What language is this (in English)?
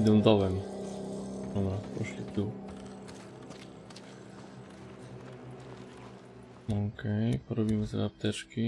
Polish